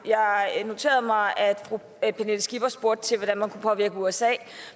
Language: Danish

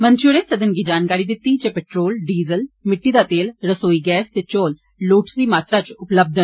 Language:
Dogri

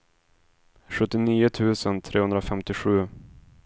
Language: Swedish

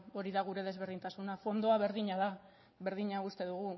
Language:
Basque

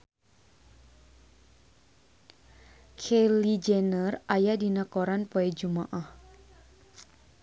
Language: Sundanese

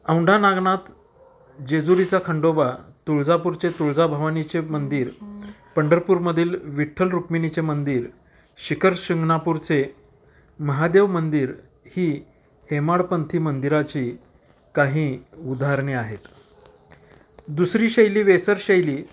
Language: Marathi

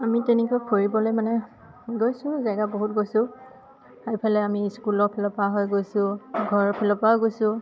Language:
Assamese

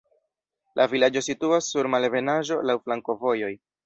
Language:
Esperanto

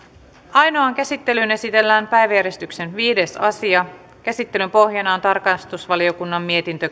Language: Finnish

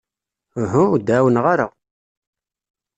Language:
Kabyle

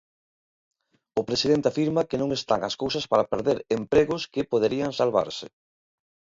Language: Galician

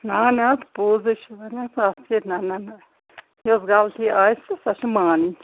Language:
Kashmiri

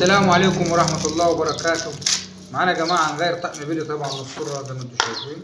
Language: Arabic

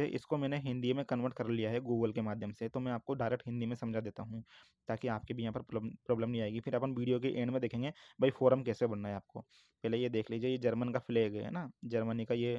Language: Hindi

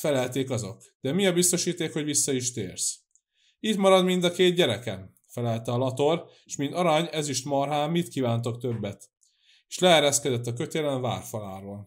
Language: Hungarian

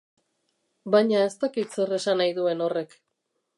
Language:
Basque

